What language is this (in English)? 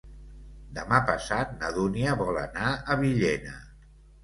Catalan